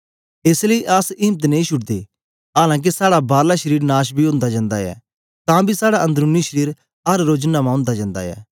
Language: Dogri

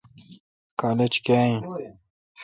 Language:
Kalkoti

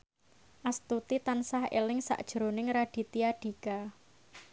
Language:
Javanese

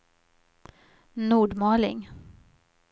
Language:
Swedish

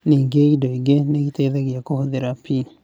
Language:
Kikuyu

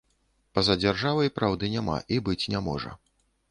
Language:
Belarusian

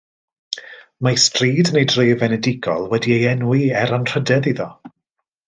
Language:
Welsh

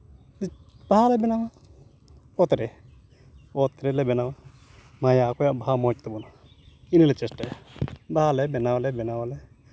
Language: Santali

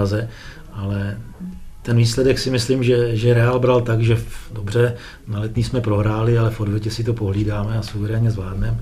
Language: Czech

